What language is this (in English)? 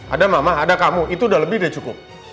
Indonesian